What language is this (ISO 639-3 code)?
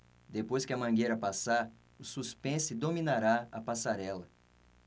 por